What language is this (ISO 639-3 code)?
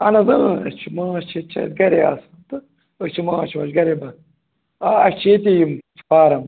kas